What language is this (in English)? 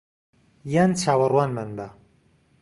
Central Kurdish